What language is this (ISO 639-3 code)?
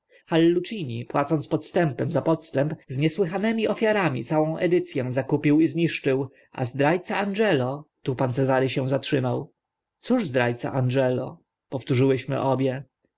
pol